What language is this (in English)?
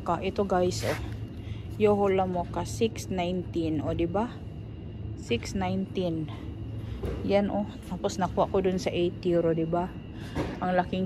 Filipino